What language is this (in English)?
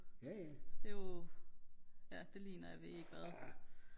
Danish